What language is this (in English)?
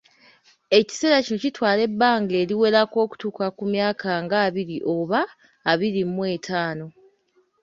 Ganda